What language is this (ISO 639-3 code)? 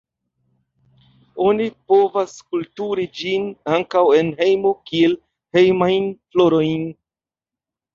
epo